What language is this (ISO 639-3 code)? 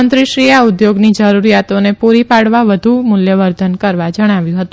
guj